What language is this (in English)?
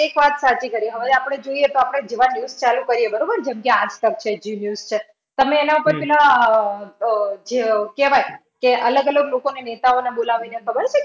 Gujarati